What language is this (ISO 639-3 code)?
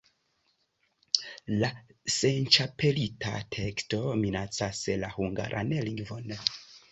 epo